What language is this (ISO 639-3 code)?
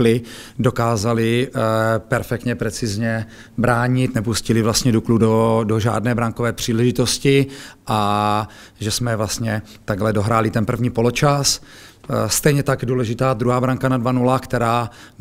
ces